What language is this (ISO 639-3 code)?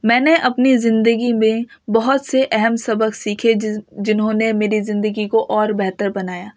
urd